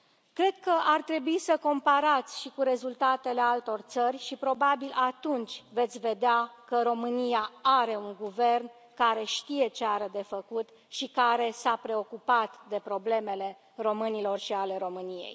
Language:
Romanian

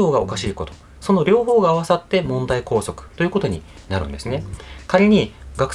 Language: Japanese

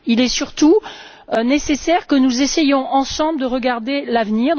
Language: French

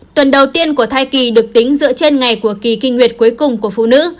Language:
Vietnamese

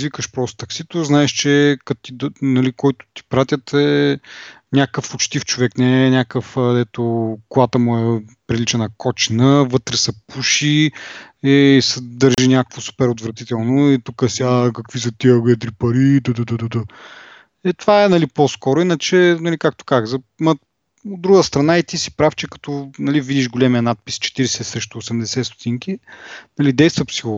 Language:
Bulgarian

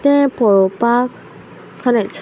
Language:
Konkani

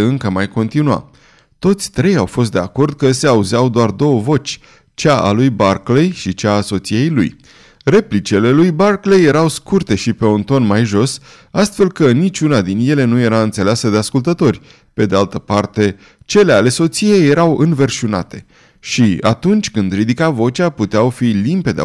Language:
Romanian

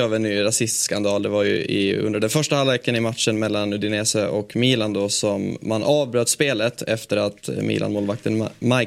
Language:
Swedish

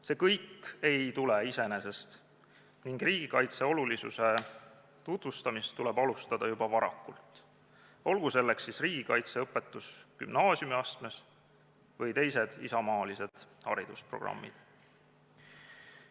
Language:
Estonian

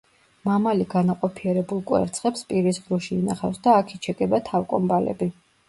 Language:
Georgian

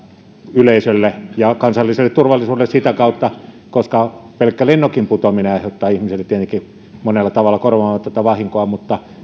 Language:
Finnish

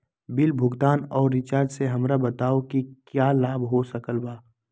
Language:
Magahi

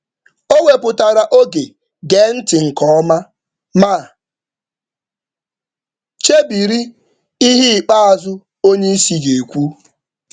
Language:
Igbo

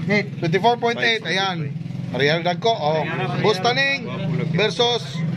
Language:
Indonesian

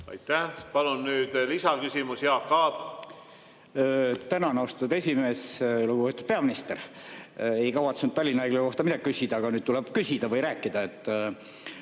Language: Estonian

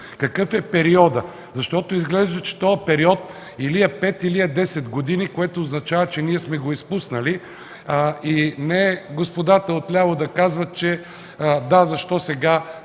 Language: Bulgarian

